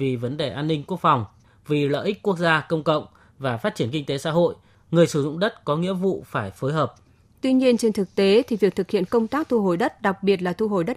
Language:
Vietnamese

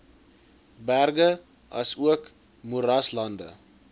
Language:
Afrikaans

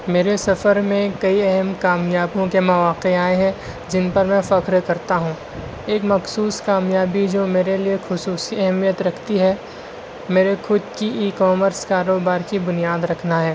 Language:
Urdu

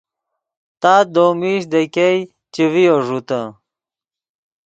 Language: Yidgha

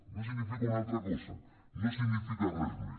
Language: Catalan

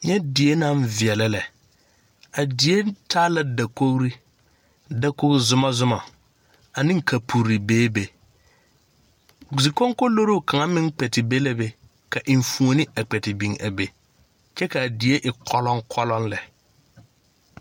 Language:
Southern Dagaare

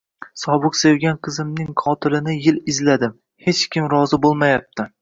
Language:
Uzbek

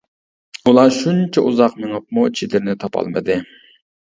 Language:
Uyghur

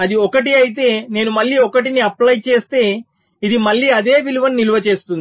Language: Telugu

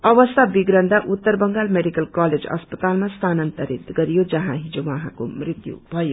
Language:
Nepali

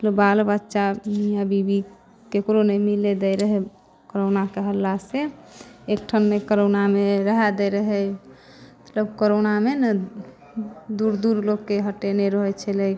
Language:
Maithili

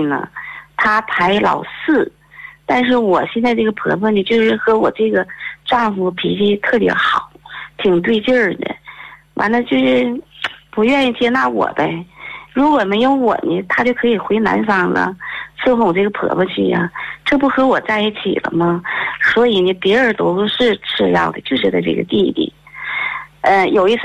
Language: Chinese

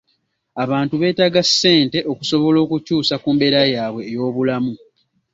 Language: Ganda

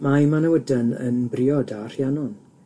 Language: Welsh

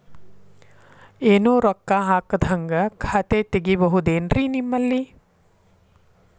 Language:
Kannada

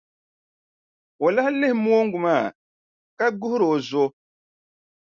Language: Dagbani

